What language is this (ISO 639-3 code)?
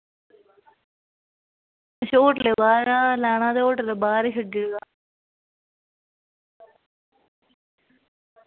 doi